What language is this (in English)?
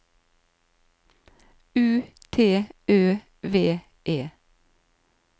Norwegian